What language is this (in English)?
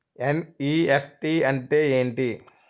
Telugu